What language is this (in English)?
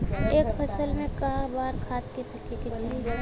Bhojpuri